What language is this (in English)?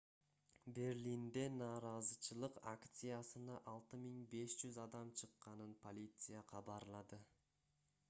Kyrgyz